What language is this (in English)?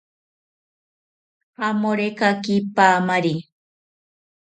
South Ucayali Ashéninka